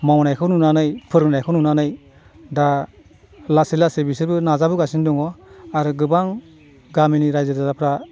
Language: Bodo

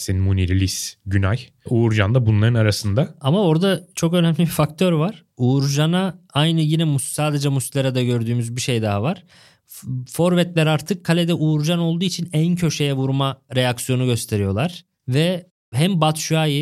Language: Turkish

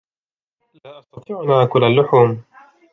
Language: Arabic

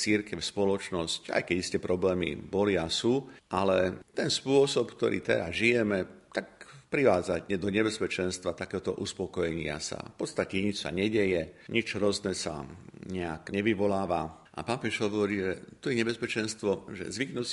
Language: Slovak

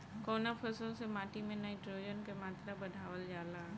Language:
Bhojpuri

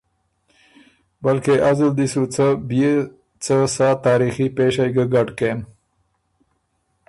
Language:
Ormuri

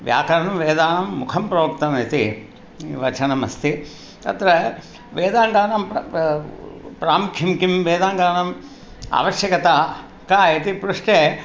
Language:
Sanskrit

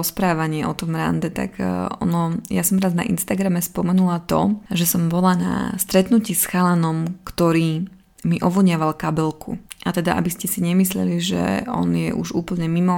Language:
Slovak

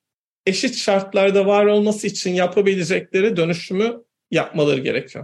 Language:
Turkish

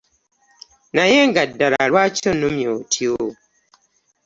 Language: Ganda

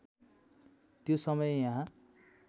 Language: Nepali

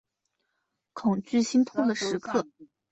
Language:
Chinese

